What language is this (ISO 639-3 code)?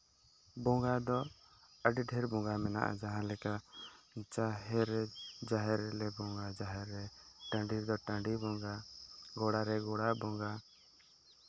sat